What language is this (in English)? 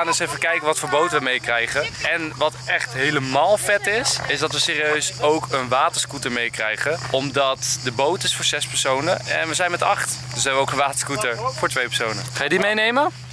Dutch